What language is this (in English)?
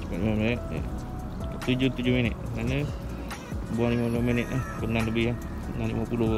Malay